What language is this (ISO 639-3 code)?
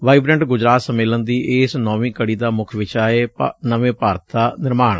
pan